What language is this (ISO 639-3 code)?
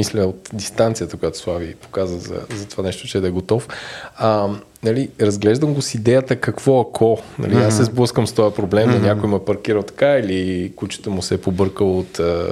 bul